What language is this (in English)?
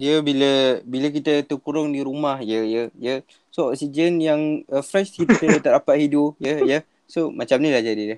Malay